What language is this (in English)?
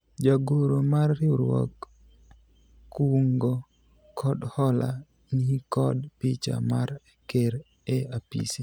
Luo (Kenya and Tanzania)